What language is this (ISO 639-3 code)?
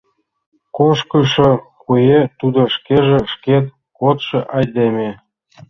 chm